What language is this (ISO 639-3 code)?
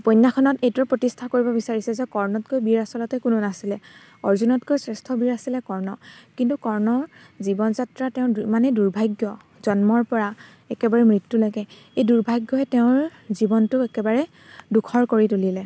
asm